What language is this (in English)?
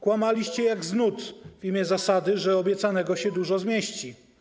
Polish